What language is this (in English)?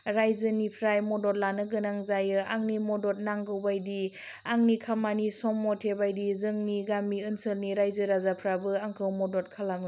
Bodo